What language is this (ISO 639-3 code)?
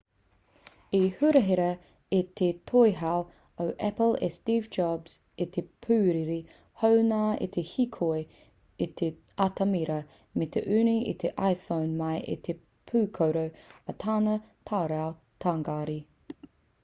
mri